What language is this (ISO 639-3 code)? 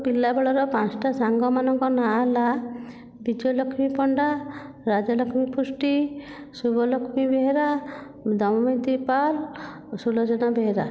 ori